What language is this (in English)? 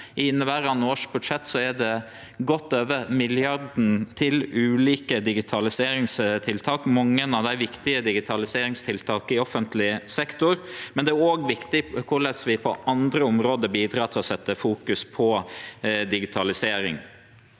Norwegian